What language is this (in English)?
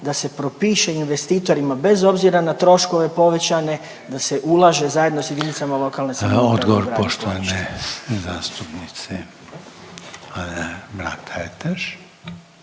Croatian